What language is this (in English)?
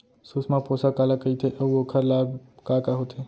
Chhattisgarhi